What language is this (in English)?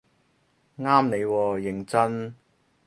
Cantonese